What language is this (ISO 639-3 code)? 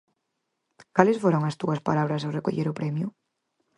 glg